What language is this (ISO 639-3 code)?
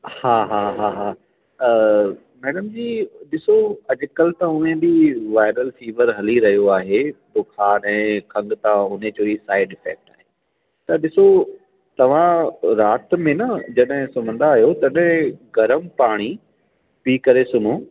snd